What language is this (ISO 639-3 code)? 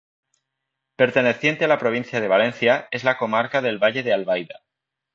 spa